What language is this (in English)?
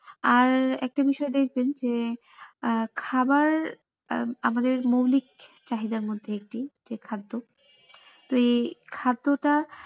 Bangla